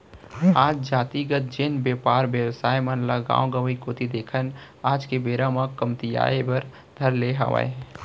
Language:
Chhattisgarhi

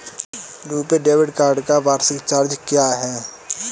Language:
Hindi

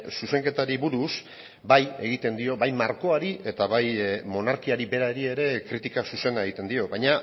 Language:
Basque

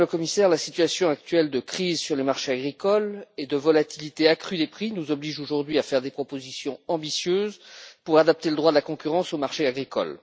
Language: French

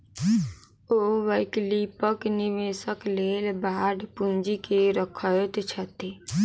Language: Maithili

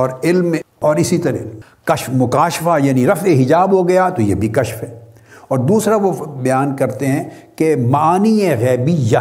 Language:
Urdu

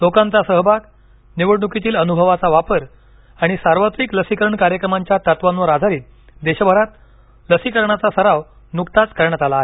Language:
Marathi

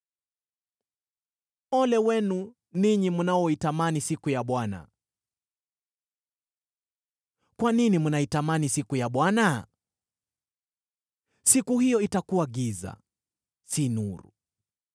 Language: Swahili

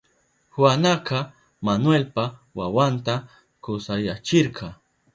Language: Southern Pastaza Quechua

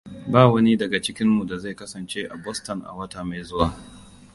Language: Hausa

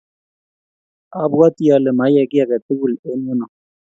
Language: Kalenjin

